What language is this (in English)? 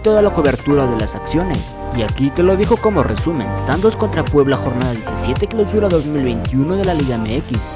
Spanish